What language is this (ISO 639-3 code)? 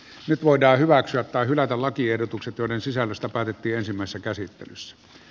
fin